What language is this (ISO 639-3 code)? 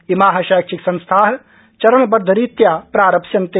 san